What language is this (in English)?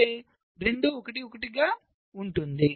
Telugu